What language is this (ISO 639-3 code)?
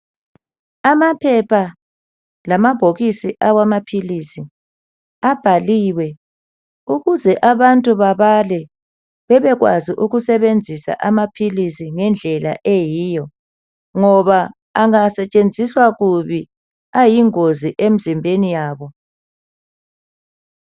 nde